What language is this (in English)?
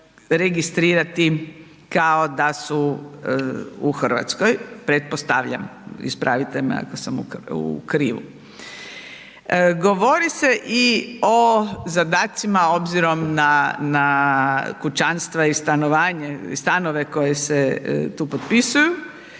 Croatian